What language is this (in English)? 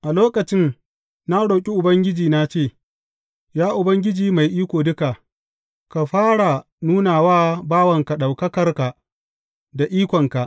Hausa